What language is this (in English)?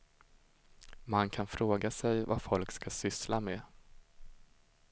Swedish